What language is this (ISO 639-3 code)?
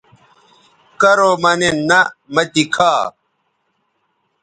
btv